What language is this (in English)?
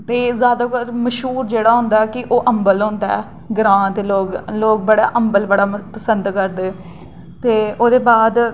Dogri